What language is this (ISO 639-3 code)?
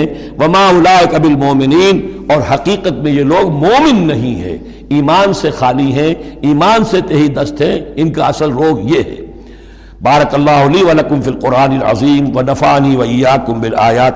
urd